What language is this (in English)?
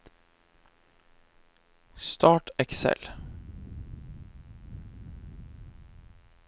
Norwegian